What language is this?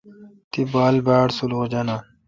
Kalkoti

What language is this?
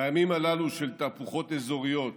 Hebrew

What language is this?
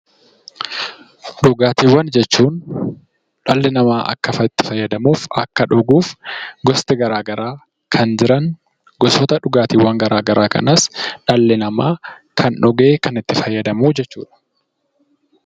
Oromo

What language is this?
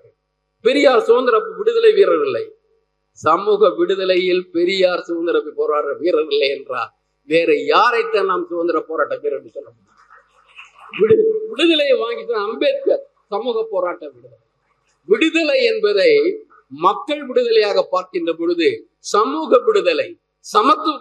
Tamil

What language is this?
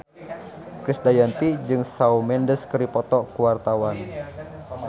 Sundanese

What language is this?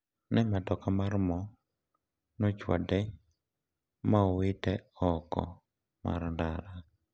Luo (Kenya and Tanzania)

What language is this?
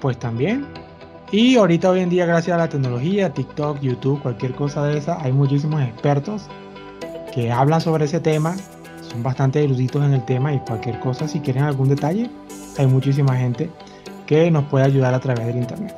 Spanish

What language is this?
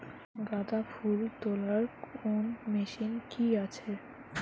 Bangla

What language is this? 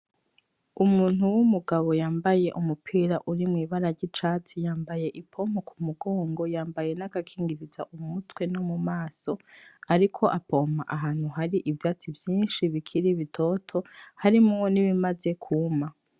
Rundi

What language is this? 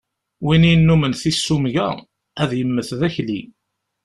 Kabyle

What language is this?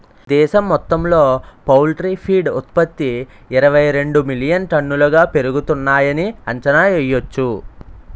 Telugu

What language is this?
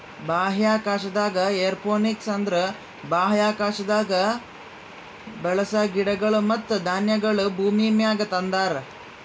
Kannada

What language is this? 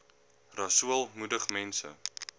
Afrikaans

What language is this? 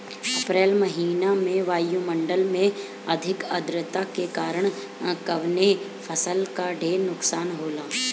Bhojpuri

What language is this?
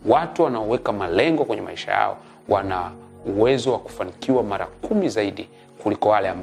Swahili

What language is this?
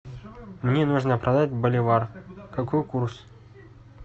Russian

